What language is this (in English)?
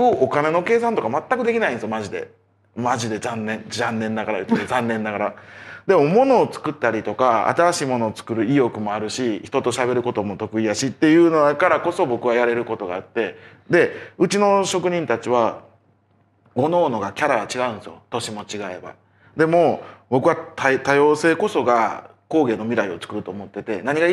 Japanese